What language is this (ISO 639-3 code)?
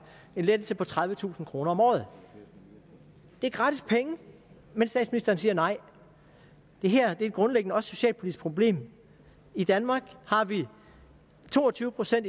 dan